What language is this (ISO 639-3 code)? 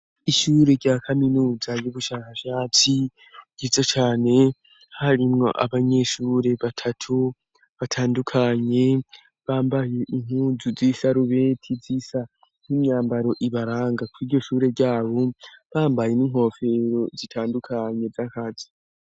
run